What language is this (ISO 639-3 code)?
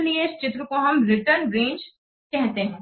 hin